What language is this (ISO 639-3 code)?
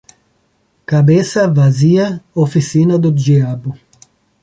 por